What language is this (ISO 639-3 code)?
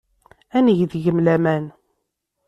kab